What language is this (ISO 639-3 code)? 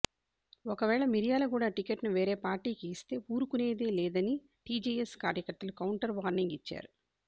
tel